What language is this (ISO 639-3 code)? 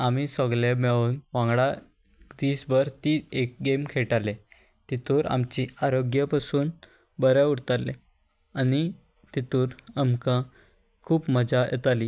kok